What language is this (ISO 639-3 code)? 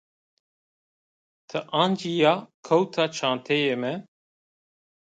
zza